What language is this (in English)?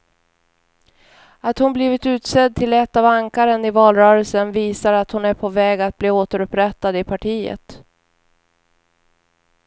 Swedish